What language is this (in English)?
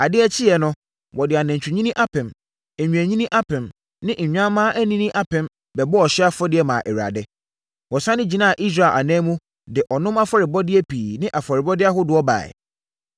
Akan